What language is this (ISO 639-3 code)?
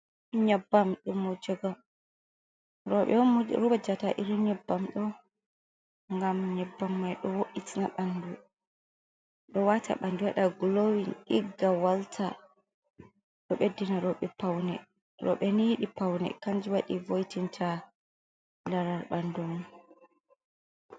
ful